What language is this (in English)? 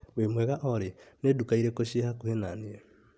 Kikuyu